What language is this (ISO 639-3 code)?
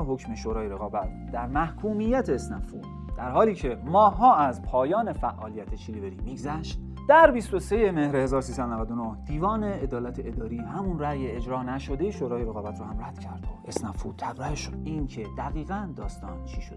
fas